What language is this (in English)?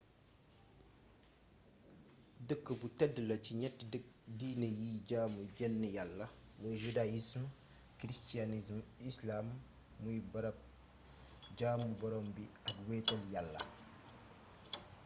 Wolof